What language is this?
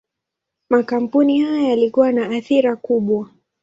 Swahili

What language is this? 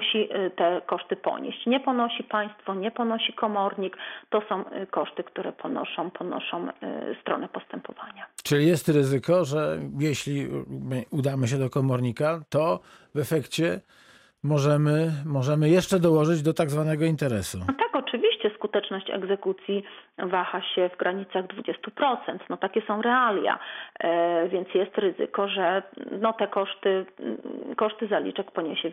Polish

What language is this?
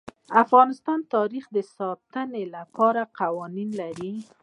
Pashto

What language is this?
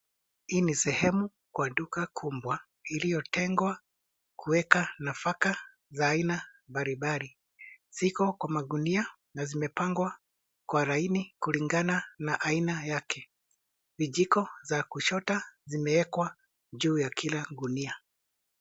Swahili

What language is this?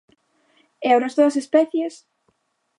Galician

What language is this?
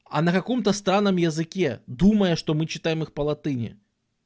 Russian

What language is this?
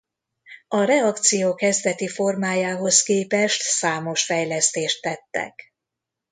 Hungarian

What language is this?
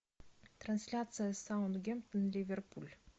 Russian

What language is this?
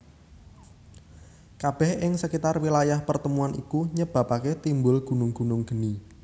Javanese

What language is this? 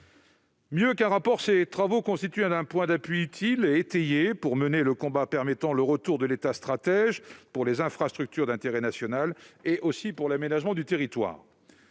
French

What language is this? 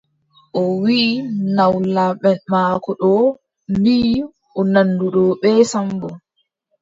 Adamawa Fulfulde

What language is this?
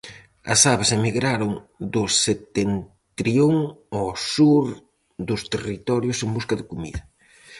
Galician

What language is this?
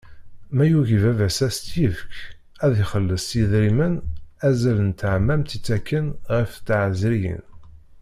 Kabyle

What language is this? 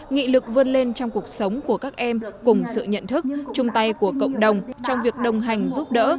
Vietnamese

